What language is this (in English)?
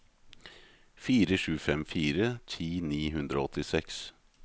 Norwegian